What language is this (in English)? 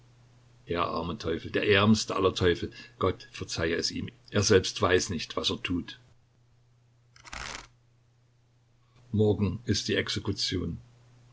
German